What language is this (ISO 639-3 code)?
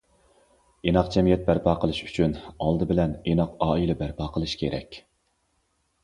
uig